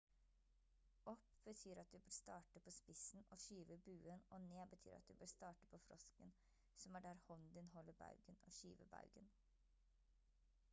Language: Norwegian Bokmål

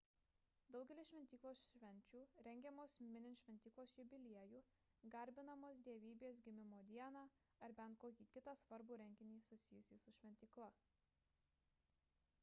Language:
Lithuanian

